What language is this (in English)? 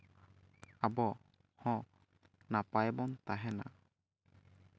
Santali